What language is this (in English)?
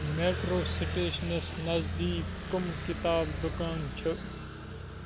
Kashmiri